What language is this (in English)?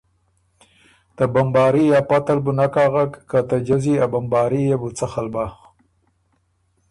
Ormuri